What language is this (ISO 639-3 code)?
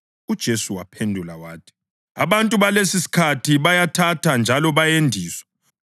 nde